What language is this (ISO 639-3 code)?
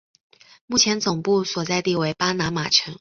zho